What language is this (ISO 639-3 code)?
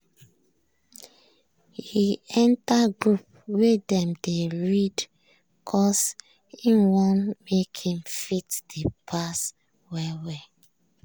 pcm